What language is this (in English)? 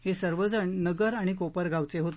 Marathi